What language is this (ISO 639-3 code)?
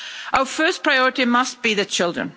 eng